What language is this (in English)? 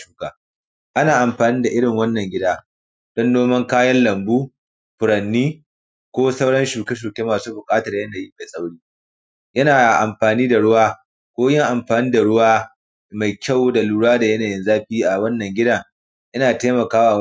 Hausa